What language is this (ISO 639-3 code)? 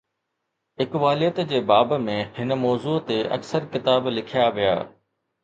snd